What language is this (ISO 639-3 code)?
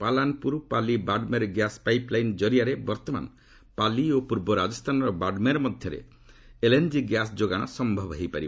ori